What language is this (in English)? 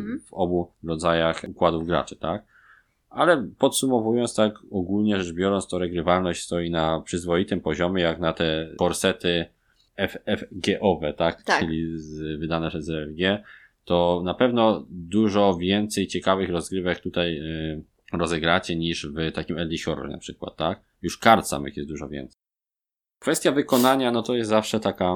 Polish